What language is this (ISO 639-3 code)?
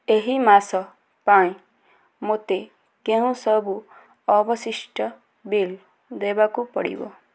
ori